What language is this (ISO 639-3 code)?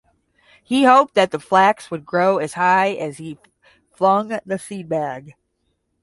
eng